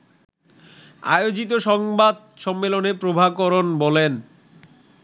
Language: Bangla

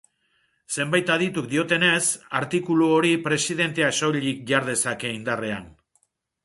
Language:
Basque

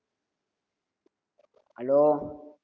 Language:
Tamil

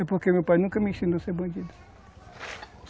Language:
Portuguese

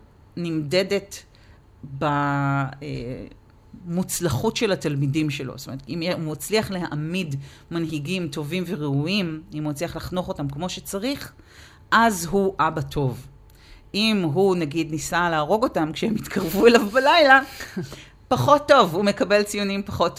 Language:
Hebrew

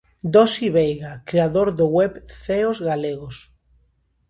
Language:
Galician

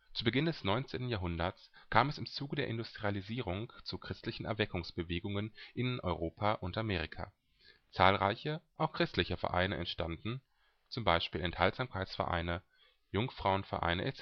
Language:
German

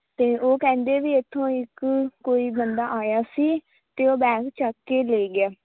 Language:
Punjabi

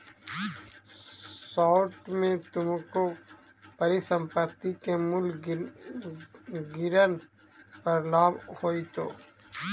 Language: Magahi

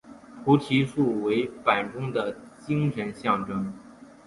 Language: Chinese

